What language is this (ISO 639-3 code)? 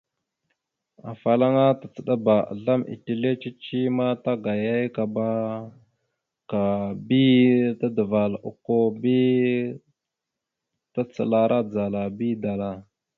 mxu